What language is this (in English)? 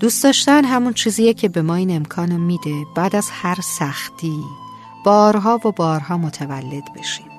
Persian